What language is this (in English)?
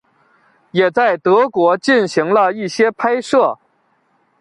Chinese